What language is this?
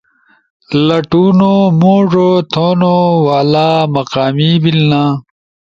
Ushojo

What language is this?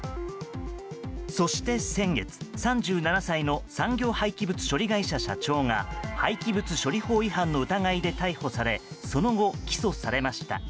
Japanese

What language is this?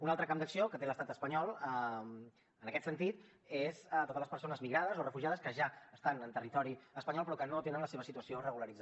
Catalan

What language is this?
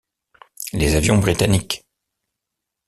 French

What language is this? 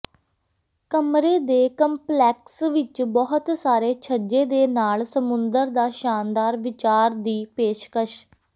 Punjabi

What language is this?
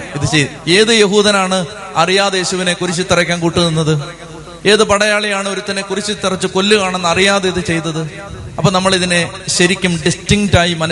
Malayalam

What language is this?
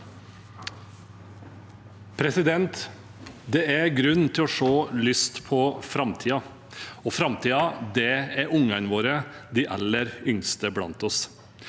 Norwegian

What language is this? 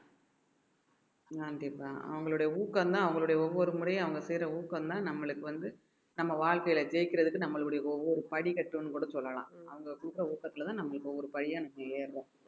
Tamil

